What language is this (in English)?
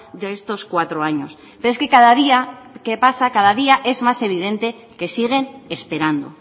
Spanish